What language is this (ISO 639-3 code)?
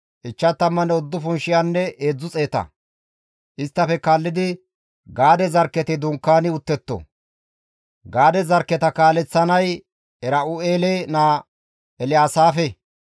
gmv